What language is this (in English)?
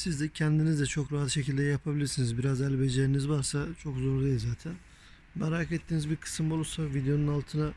Turkish